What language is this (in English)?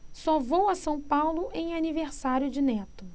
Portuguese